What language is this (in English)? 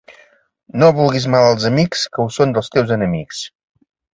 Catalan